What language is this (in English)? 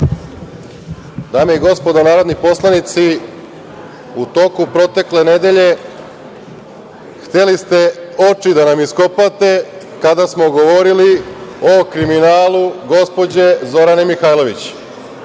Serbian